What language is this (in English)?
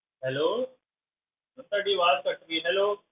Punjabi